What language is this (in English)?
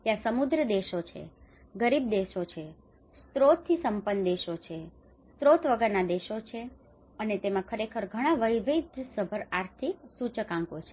Gujarati